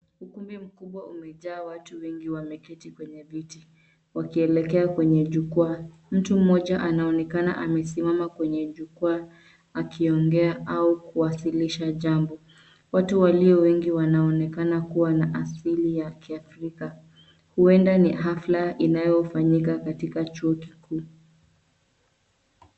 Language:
Swahili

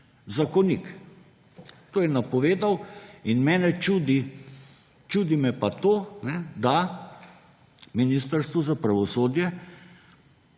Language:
Slovenian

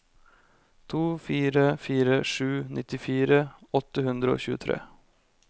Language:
Norwegian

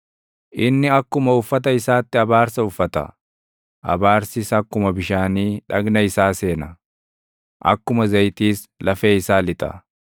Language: Oromo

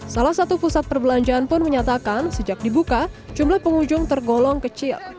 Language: Indonesian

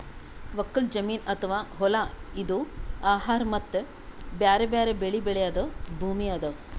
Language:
Kannada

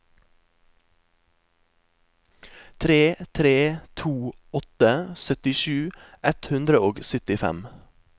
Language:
Norwegian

